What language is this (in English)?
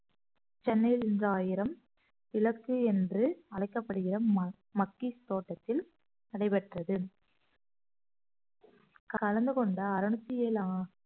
Tamil